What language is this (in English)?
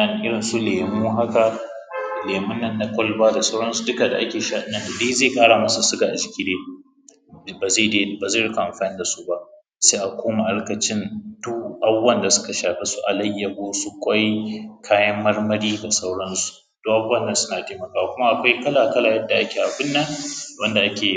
Hausa